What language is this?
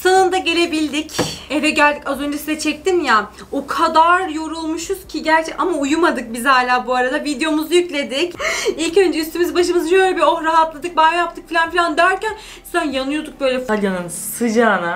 Turkish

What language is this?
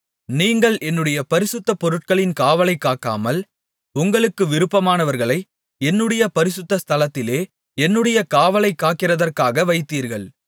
Tamil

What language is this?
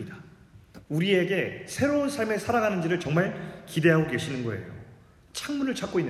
Korean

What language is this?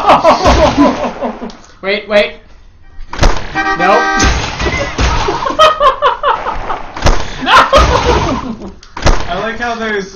English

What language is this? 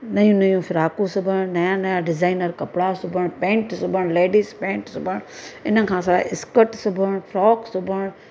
Sindhi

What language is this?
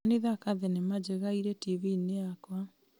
Kikuyu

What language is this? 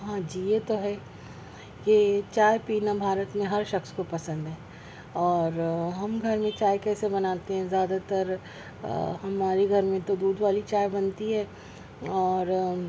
Urdu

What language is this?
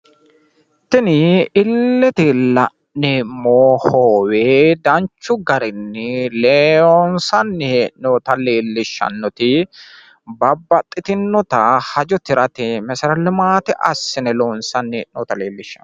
Sidamo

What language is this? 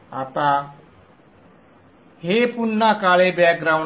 Marathi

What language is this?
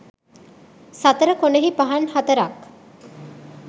Sinhala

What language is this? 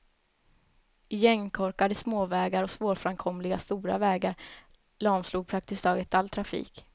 Swedish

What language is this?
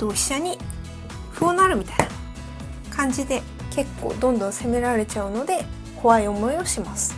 Japanese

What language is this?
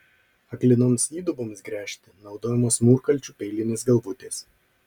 Lithuanian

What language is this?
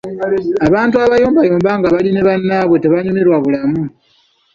Ganda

